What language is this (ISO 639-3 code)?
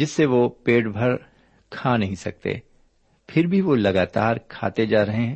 urd